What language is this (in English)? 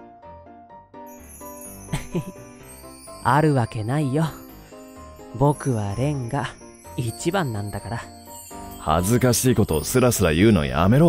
Japanese